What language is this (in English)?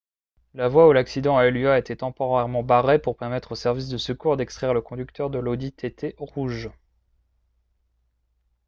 French